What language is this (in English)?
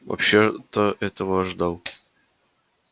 Russian